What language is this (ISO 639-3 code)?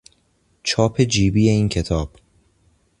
fas